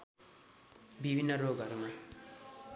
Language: Nepali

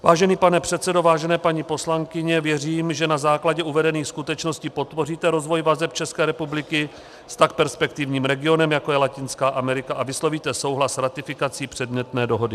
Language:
Czech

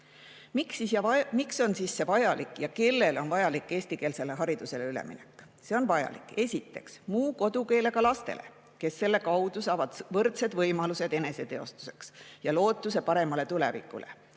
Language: Estonian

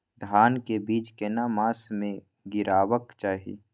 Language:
Maithili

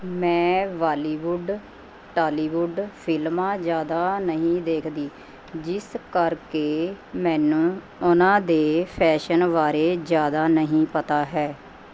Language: Punjabi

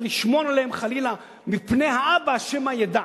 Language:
Hebrew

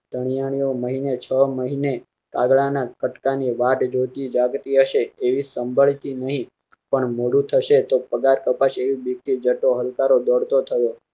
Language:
Gujarati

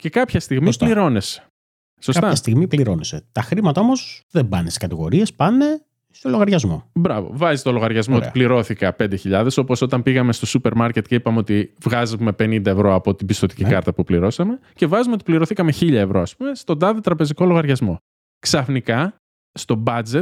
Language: Greek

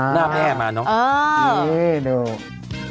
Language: Thai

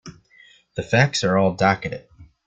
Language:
English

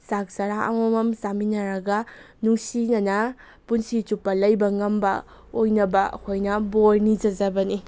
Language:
Manipuri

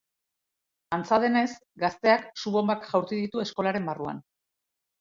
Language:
Basque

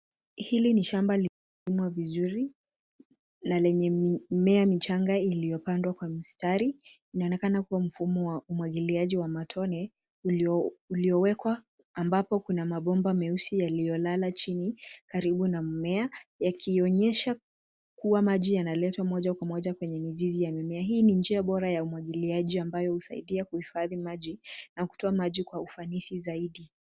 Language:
Swahili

